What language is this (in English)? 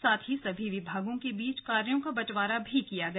Hindi